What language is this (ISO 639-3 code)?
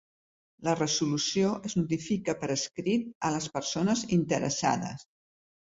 cat